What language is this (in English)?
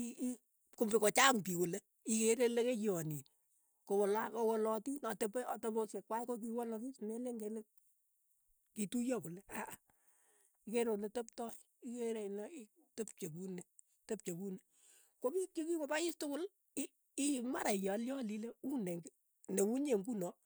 Keiyo